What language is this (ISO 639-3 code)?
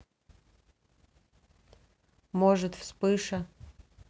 rus